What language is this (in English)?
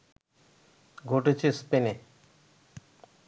Bangla